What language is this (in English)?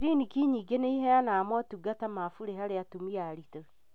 Kikuyu